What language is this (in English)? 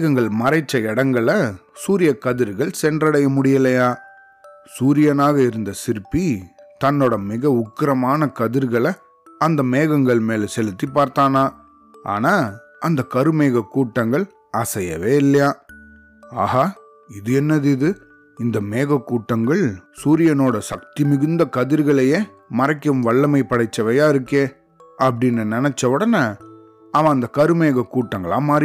Tamil